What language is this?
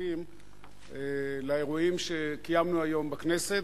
Hebrew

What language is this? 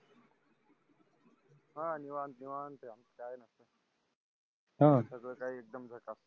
Marathi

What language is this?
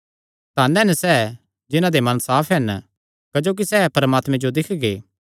Kangri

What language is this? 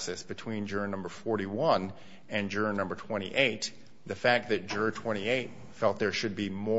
English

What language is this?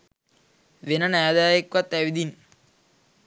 Sinhala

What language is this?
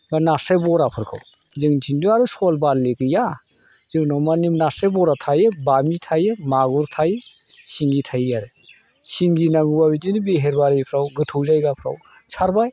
Bodo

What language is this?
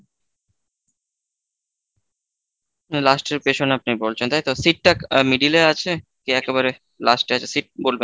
Bangla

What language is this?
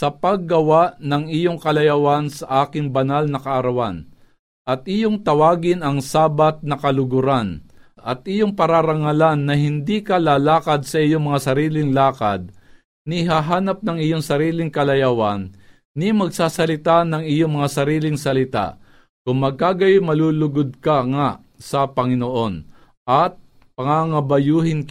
Filipino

